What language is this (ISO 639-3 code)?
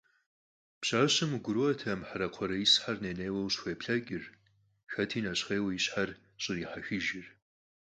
kbd